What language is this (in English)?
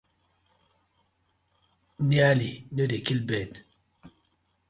Nigerian Pidgin